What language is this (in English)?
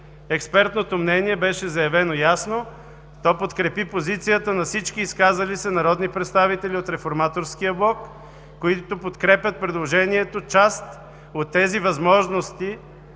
Bulgarian